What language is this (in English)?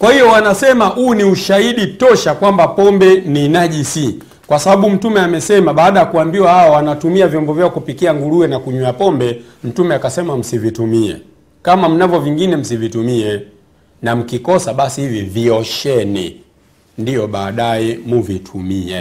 Swahili